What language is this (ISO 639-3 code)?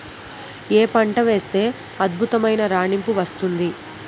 tel